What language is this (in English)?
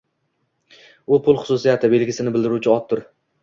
Uzbek